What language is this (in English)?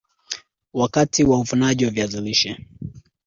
Swahili